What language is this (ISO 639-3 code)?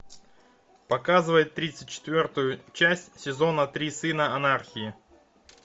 rus